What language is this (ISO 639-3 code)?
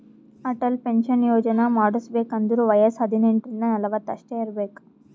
kan